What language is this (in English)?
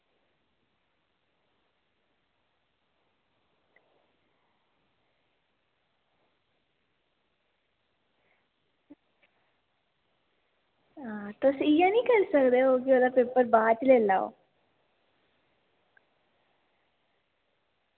Dogri